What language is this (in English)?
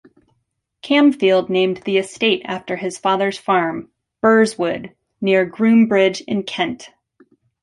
English